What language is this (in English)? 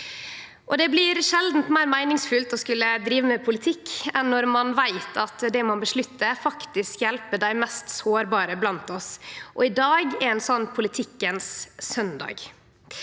Norwegian